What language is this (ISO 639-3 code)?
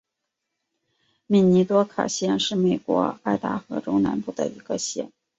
zho